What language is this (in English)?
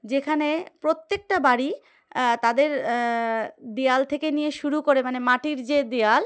Bangla